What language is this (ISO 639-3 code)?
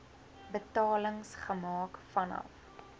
afr